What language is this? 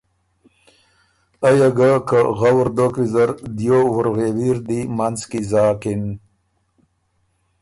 Ormuri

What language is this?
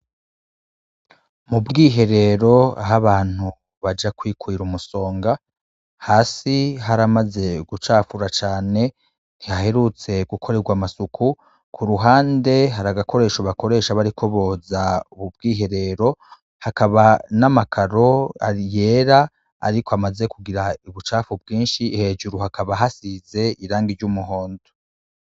Rundi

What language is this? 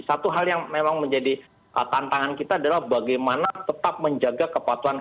Indonesian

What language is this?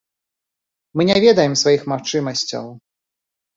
Belarusian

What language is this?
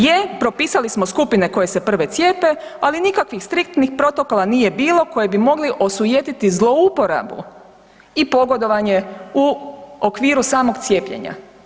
Croatian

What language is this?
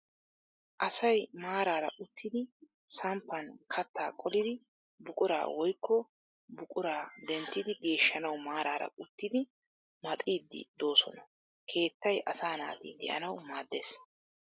Wolaytta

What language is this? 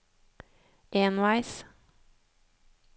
Norwegian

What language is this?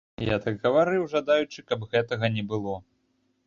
Belarusian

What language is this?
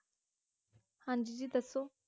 Punjabi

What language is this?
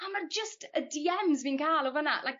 Welsh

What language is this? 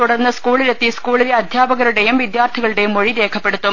Malayalam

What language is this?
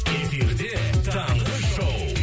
Kazakh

